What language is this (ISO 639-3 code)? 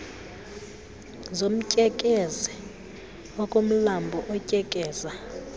xho